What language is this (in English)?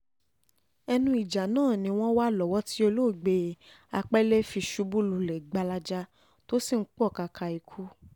Yoruba